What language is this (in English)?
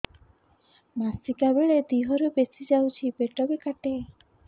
Odia